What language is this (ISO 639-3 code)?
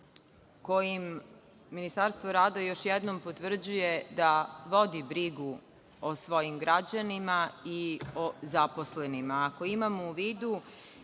srp